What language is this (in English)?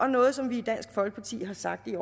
Danish